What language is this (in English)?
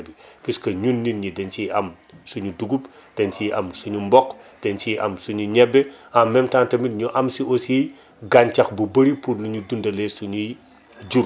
Wolof